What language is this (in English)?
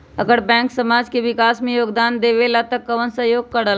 Magahi